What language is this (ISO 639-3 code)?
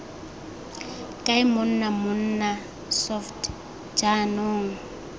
tsn